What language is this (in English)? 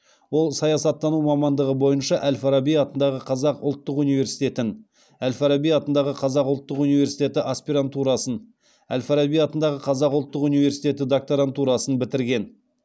Kazakh